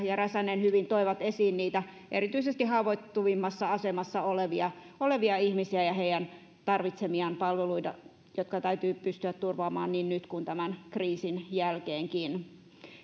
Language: Finnish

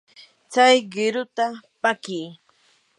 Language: Yanahuanca Pasco Quechua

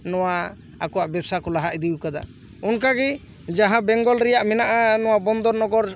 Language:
Santali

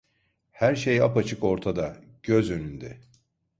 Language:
Turkish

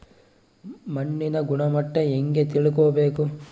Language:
Kannada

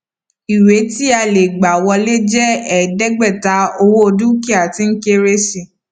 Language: Yoruba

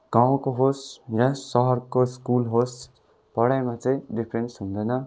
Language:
Nepali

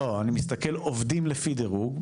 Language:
Hebrew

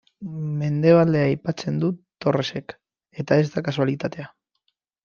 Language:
Basque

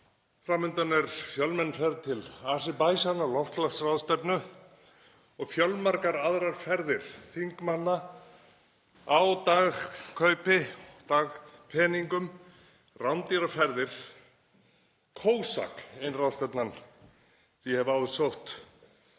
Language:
Icelandic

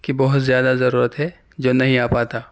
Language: Urdu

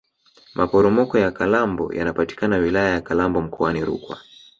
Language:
Swahili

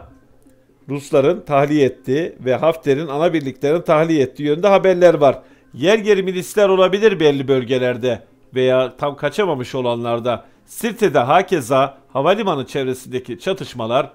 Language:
Turkish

